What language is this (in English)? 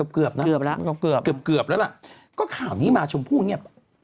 Thai